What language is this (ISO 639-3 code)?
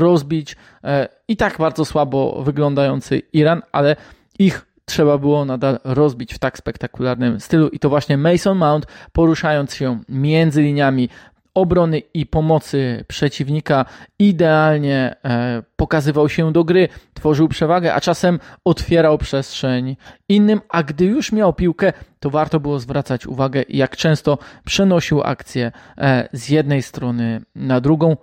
pol